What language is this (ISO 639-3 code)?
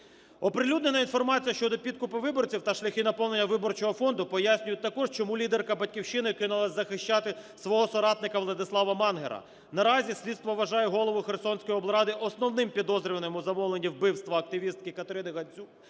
ukr